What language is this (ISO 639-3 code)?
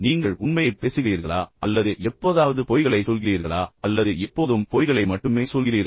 tam